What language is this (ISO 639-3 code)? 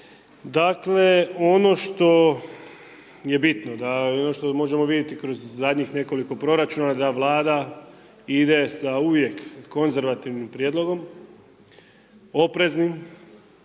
hrv